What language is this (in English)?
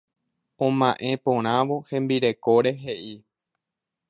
Guarani